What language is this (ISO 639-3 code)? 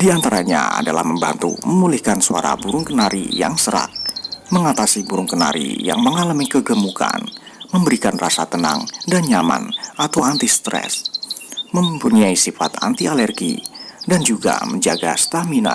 ind